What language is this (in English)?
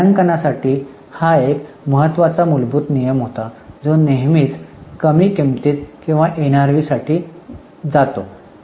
Marathi